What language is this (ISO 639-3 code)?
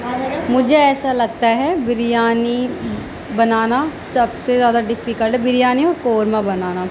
urd